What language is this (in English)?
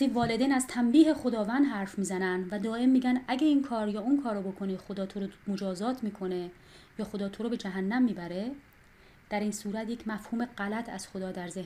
Persian